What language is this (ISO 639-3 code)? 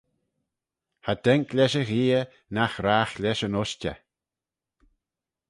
glv